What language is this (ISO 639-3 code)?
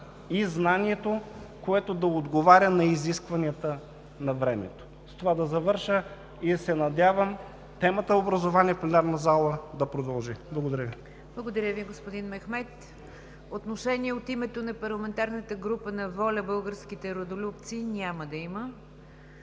bul